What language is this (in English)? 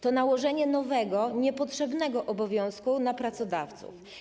Polish